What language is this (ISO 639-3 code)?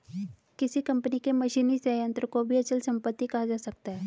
hin